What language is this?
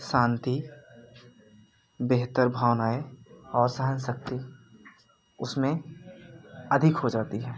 Hindi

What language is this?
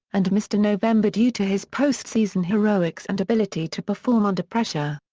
English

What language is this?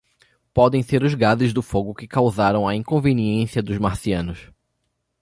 Portuguese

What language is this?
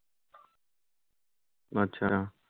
Bangla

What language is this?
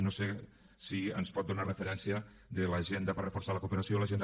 Catalan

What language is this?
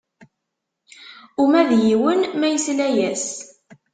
Kabyle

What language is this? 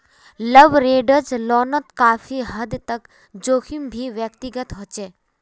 Magahi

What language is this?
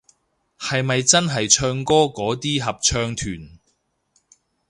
Cantonese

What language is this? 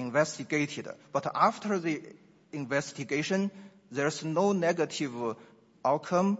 English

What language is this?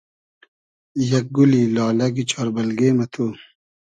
Hazaragi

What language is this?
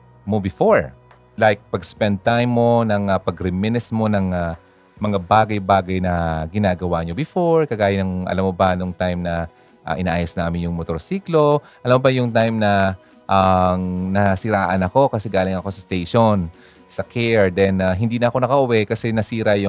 Filipino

